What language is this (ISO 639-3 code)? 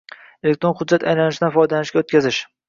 uzb